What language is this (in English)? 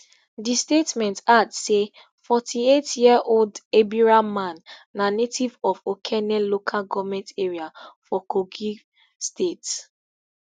Nigerian Pidgin